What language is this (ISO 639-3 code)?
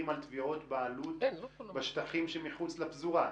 heb